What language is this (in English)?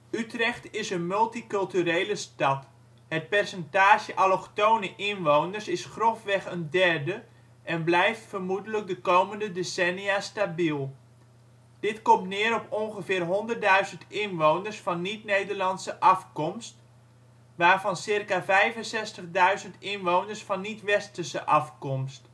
Dutch